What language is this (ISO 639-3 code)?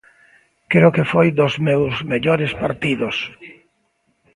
glg